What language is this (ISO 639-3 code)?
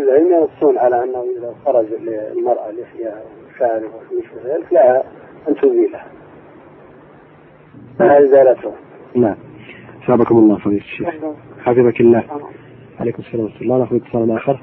ara